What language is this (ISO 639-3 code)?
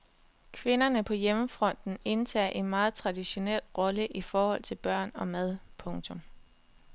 dan